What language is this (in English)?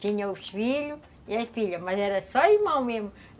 Portuguese